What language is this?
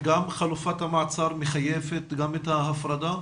Hebrew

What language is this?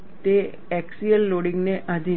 Gujarati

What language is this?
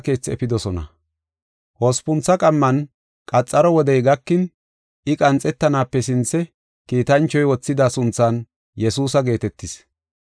Gofa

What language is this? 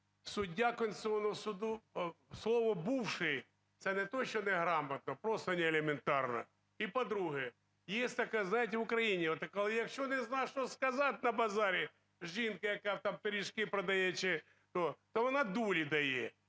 Ukrainian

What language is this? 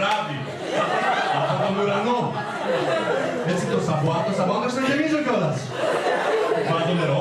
Greek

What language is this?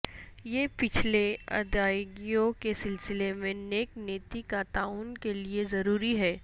Urdu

